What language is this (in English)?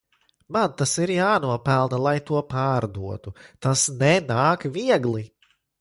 Latvian